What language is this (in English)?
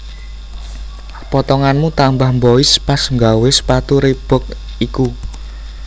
Javanese